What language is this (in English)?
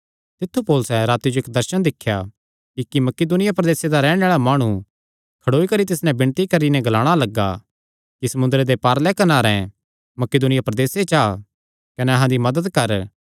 Kangri